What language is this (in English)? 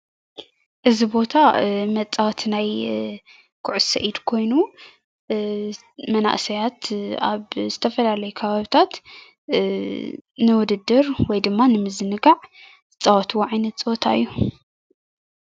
Tigrinya